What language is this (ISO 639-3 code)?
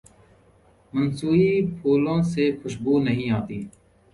urd